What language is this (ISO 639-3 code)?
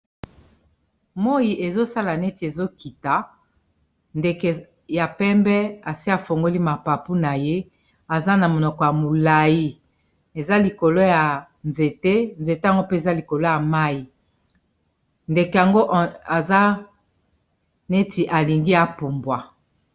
lin